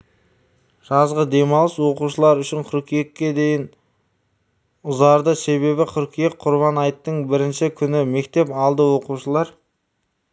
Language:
Kazakh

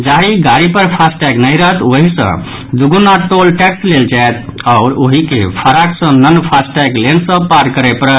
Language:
Maithili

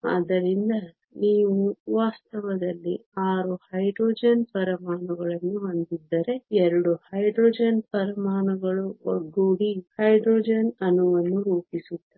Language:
Kannada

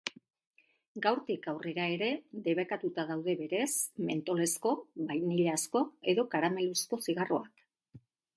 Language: Basque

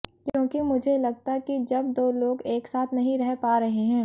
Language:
Hindi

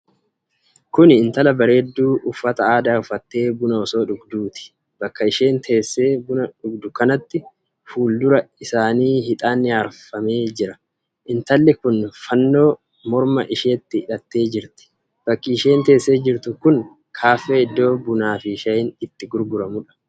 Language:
Oromo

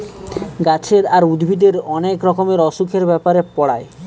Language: Bangla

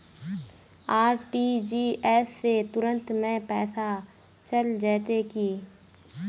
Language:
Magahi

